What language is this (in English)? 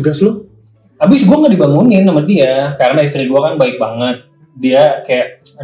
Indonesian